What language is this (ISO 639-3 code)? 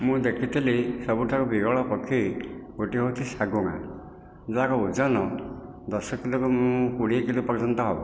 ori